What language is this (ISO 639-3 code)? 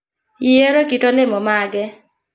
luo